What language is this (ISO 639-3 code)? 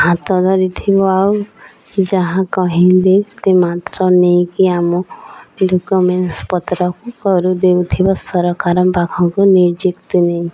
ori